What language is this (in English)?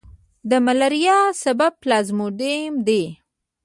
Pashto